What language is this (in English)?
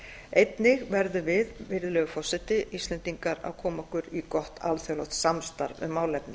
Icelandic